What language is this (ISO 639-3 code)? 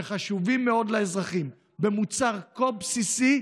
heb